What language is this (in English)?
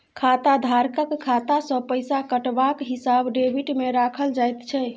Maithili